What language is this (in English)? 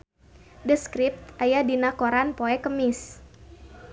Sundanese